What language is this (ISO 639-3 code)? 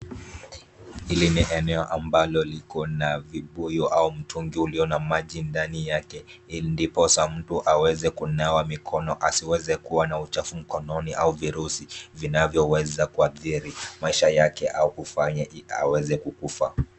swa